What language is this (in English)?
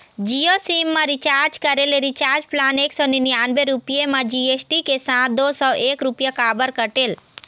Chhattisgarhi